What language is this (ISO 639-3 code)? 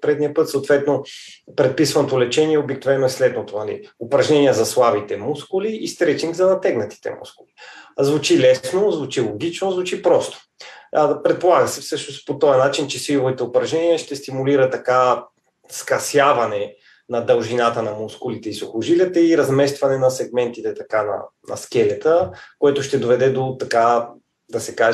bul